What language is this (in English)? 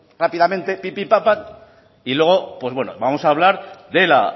Spanish